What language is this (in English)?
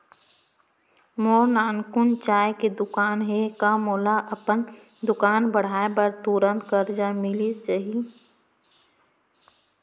Chhattisgarhi